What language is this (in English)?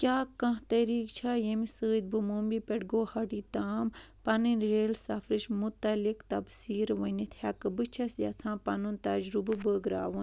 Kashmiri